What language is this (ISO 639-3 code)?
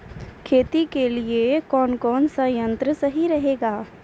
mai